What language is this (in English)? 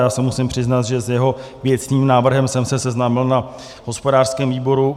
Czech